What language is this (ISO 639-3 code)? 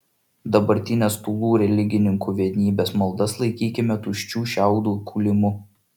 lit